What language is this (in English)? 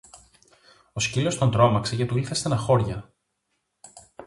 Greek